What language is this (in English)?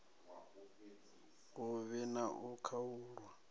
Venda